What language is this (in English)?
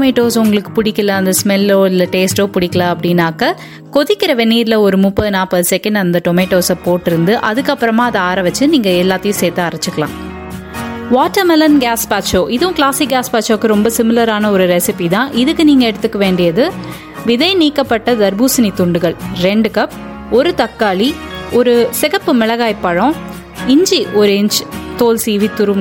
Tamil